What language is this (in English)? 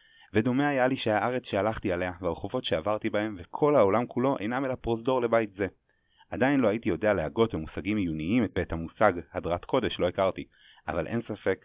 Hebrew